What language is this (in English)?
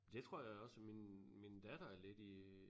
Danish